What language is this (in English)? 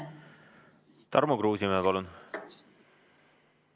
Estonian